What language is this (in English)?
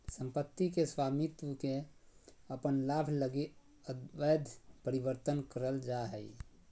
Magahi